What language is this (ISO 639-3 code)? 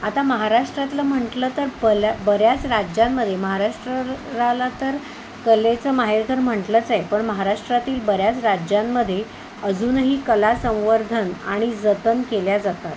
mar